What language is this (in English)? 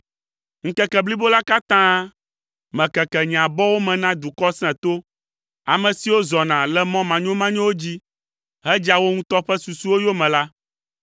Ewe